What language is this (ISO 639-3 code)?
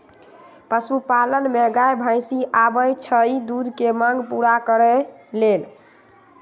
mag